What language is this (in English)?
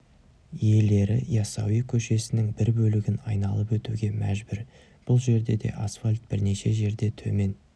Kazakh